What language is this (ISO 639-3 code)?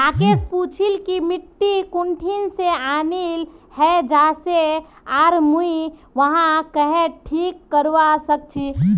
mag